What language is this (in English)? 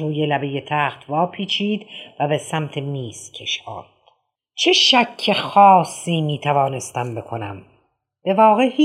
Persian